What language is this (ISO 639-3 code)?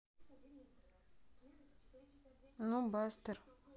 rus